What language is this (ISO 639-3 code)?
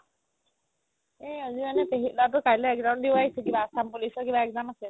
asm